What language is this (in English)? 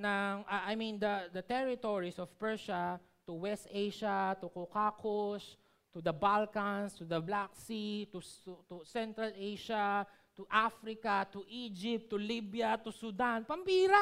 Filipino